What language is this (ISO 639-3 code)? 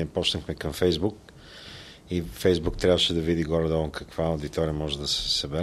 bul